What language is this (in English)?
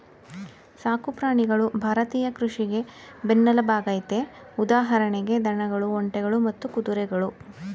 Kannada